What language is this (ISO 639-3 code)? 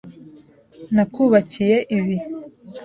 kin